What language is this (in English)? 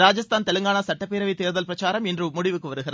Tamil